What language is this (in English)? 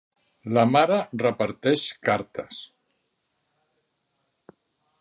Catalan